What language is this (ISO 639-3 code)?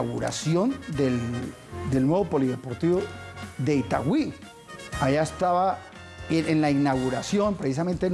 spa